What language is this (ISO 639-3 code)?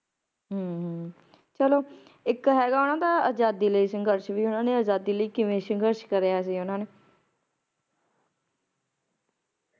pan